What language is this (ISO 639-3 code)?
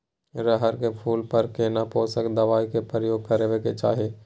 mai